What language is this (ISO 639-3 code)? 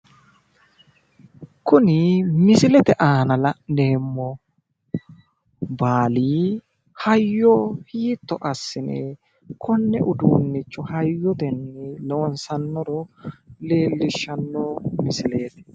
sid